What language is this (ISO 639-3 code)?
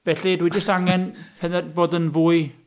cym